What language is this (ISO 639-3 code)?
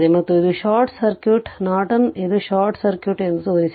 kan